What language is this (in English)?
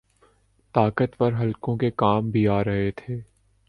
Urdu